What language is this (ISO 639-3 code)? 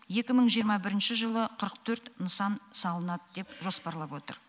kaz